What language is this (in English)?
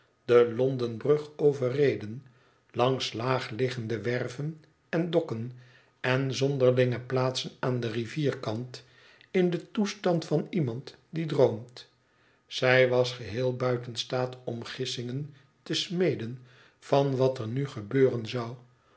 Dutch